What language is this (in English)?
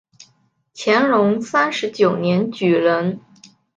Chinese